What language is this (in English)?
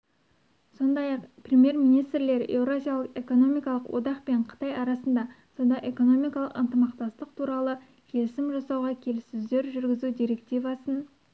Kazakh